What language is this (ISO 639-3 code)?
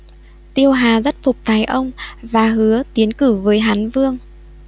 vie